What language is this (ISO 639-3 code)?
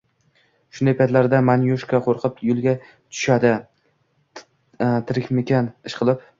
uzb